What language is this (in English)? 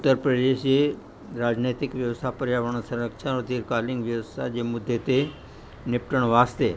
Sindhi